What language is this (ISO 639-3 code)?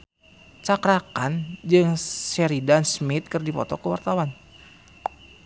sun